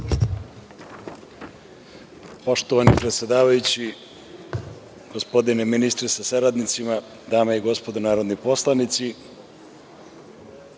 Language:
Serbian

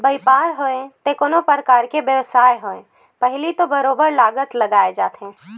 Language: Chhattisgarhi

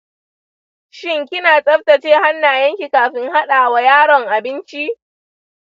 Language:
Hausa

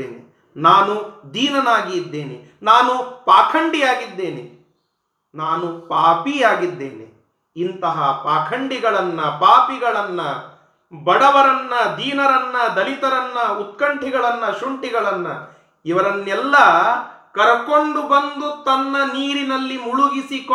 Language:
Kannada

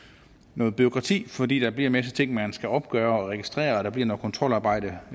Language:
Danish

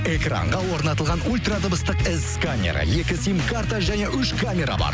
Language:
Kazakh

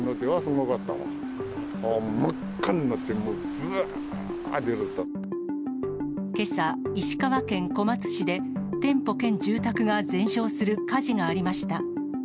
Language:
Japanese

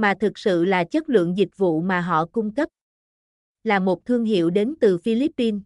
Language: Vietnamese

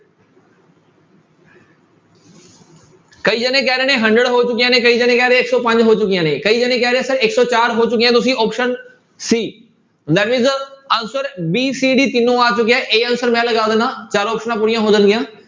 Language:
Punjabi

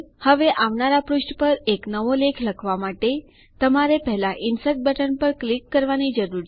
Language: Gujarati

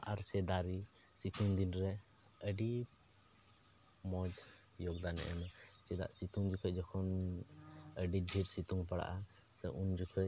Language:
Santali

